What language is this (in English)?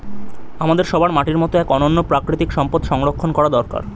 Bangla